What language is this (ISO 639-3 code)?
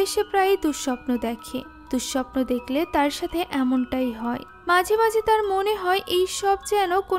hin